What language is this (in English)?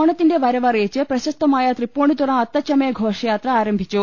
Malayalam